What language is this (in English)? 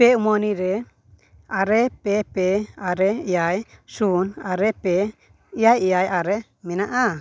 Santali